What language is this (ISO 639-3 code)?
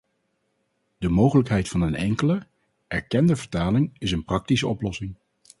nld